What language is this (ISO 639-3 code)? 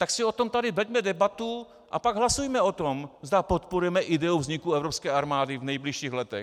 ces